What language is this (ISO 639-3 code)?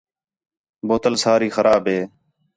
xhe